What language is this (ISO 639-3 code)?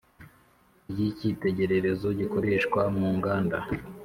kin